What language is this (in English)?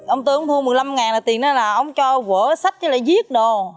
Vietnamese